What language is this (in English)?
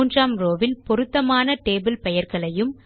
Tamil